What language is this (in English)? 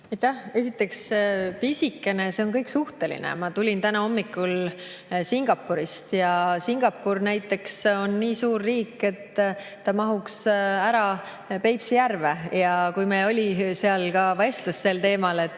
Estonian